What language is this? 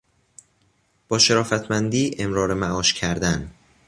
Persian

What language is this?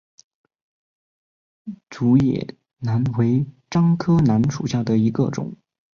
Chinese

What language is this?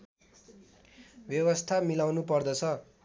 Nepali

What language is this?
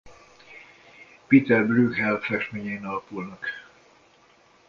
Hungarian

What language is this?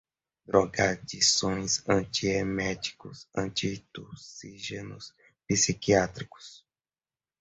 Portuguese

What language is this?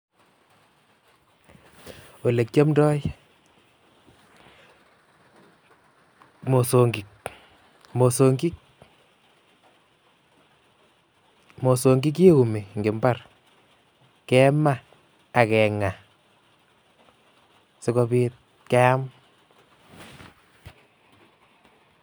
Kalenjin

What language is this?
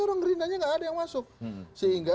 Indonesian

